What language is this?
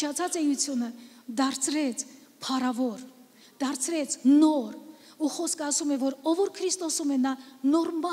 Romanian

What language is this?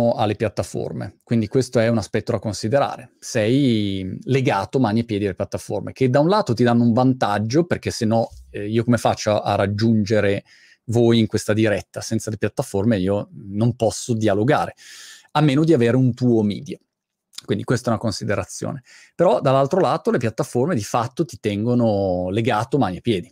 Italian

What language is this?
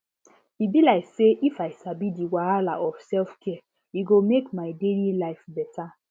Nigerian Pidgin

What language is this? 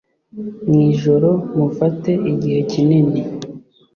Kinyarwanda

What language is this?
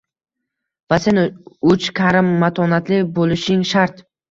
Uzbek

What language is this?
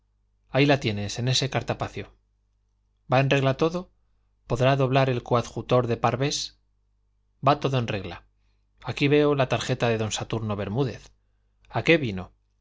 Spanish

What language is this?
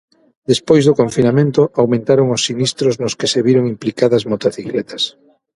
Galician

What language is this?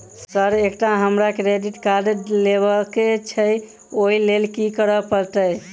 Maithili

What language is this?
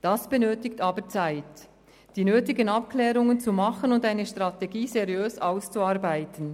Swiss German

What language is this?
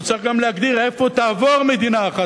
Hebrew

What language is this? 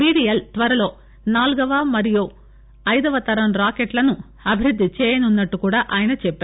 Telugu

